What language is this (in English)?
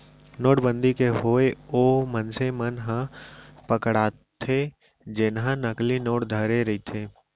Chhattisgarhi